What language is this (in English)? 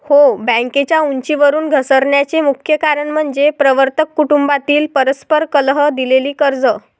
Marathi